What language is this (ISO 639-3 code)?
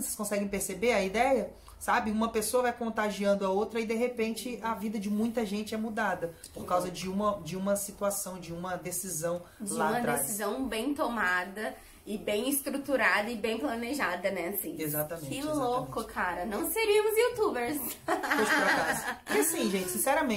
por